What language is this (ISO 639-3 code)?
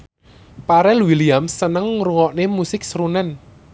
jav